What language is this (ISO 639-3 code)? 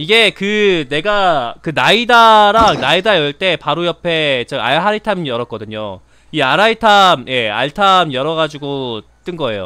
kor